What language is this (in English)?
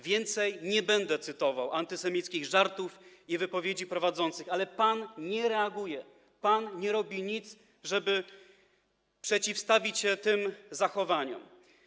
Polish